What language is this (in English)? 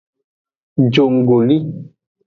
Aja (Benin)